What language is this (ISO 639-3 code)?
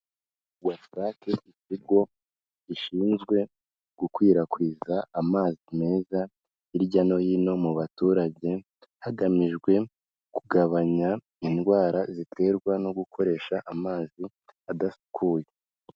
kin